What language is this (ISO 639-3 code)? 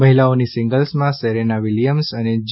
guj